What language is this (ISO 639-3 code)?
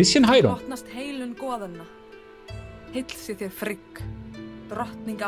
deu